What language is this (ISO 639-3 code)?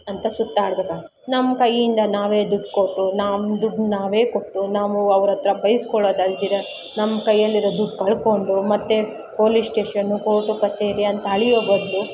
kan